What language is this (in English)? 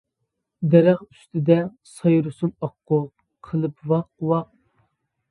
Uyghur